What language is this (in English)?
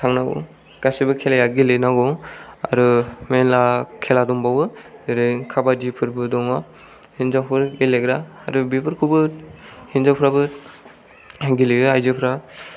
Bodo